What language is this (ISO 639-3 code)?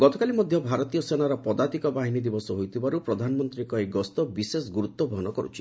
ori